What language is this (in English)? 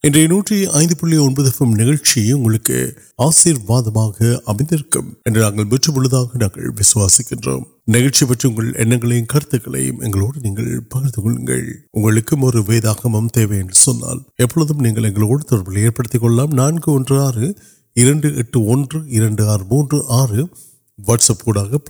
Urdu